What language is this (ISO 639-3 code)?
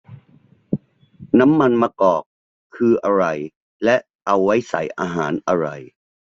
tha